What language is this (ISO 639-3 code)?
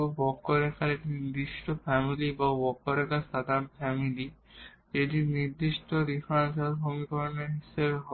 ben